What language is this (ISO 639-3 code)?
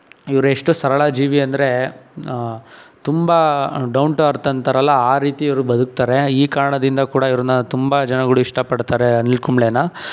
kan